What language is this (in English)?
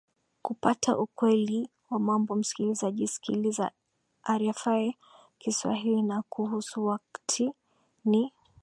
Swahili